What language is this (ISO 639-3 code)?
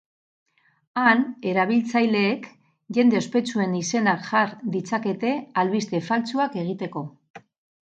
eus